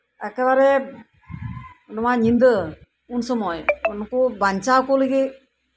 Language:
Santali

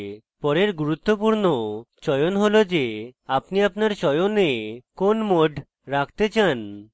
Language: Bangla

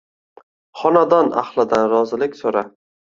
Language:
Uzbek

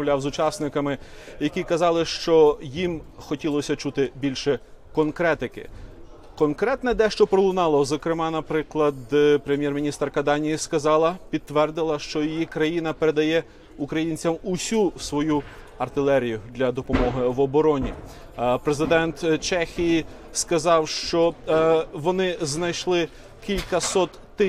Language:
Ukrainian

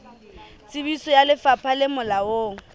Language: Southern Sotho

